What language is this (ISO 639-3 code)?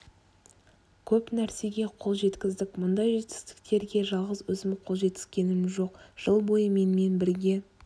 kaz